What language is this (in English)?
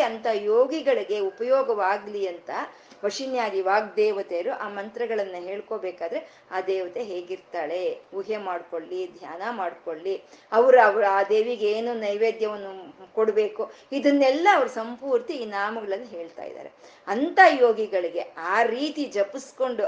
Kannada